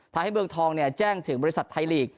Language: Thai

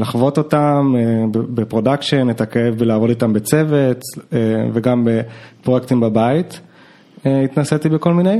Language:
Hebrew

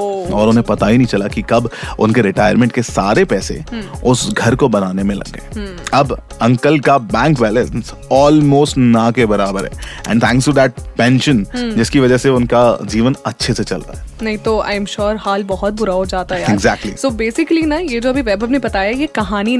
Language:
Hindi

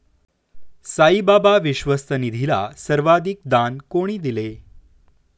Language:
Marathi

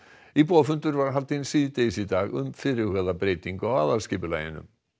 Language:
Icelandic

